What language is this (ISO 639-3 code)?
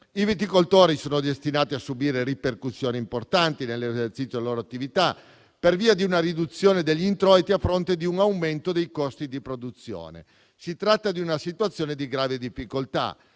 ita